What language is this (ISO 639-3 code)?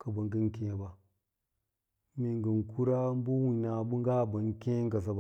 lla